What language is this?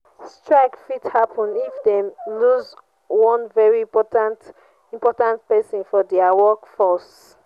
Nigerian Pidgin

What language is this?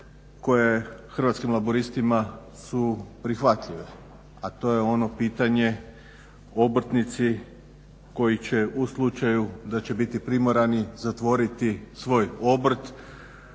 Croatian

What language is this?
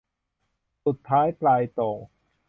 Thai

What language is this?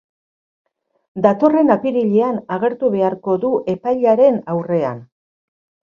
Basque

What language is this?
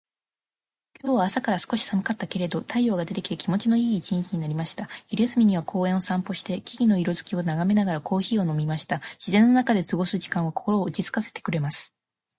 Japanese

